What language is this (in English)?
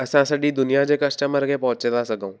Sindhi